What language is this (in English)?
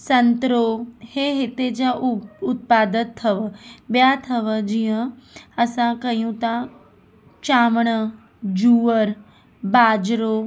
Sindhi